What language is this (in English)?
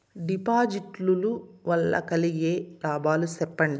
Telugu